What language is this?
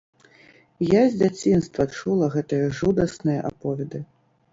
Belarusian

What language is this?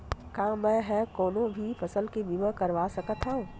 Chhattisgarhi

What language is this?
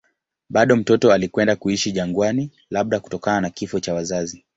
Swahili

